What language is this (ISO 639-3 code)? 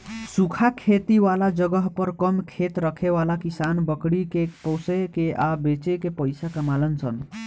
bho